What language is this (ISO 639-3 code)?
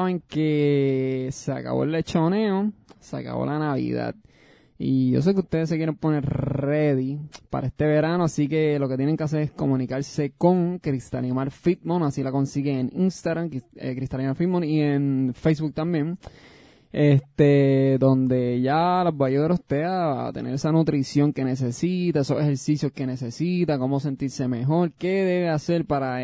spa